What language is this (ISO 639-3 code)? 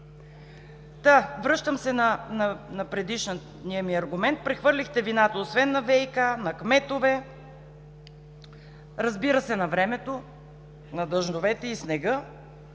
bul